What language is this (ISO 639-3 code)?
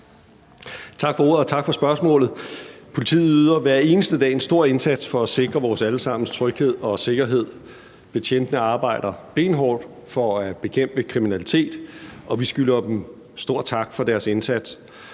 dan